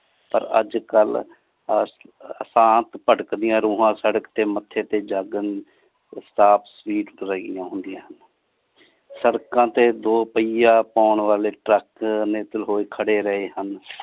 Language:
Punjabi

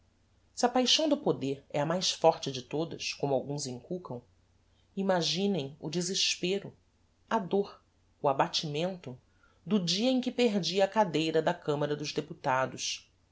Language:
Portuguese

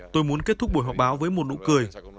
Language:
Vietnamese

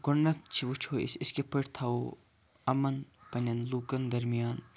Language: Kashmiri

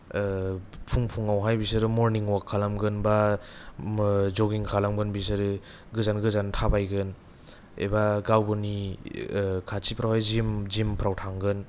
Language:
Bodo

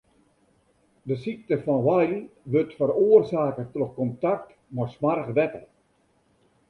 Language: Western Frisian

